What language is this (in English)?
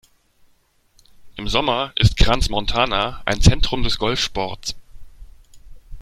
German